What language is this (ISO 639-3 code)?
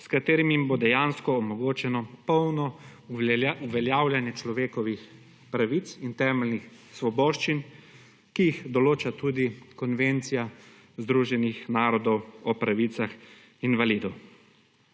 slv